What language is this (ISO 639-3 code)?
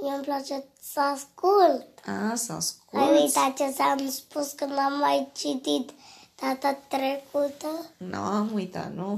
ron